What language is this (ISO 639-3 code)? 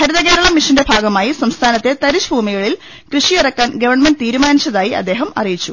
mal